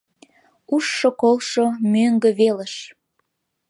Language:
Mari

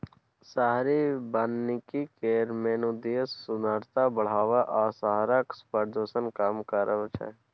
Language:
Maithili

